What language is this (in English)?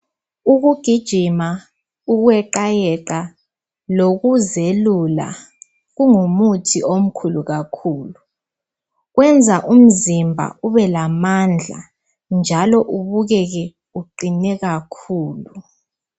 North Ndebele